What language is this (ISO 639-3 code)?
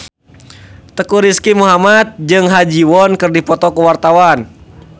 sun